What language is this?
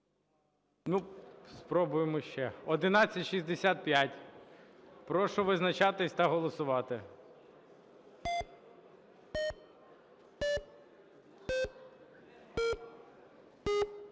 Ukrainian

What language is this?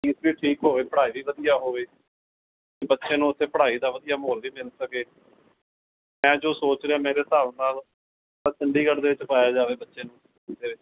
Punjabi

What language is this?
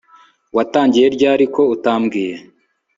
Kinyarwanda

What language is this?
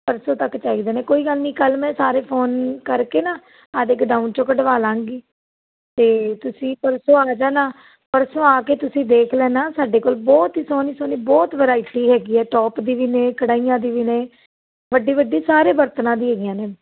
Punjabi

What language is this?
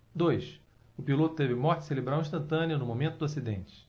Portuguese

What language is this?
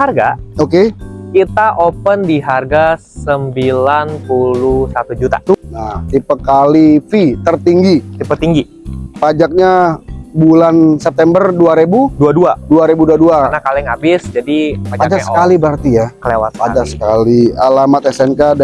Indonesian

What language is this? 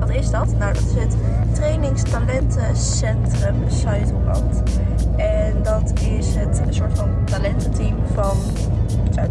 Dutch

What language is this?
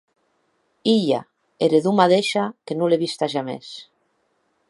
Occitan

